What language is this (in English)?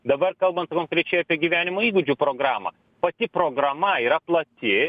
Lithuanian